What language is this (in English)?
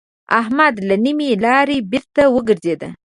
Pashto